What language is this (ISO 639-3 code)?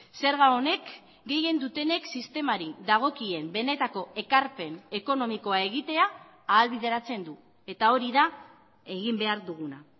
eus